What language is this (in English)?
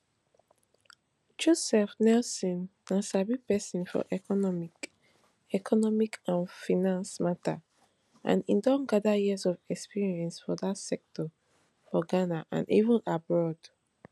Nigerian Pidgin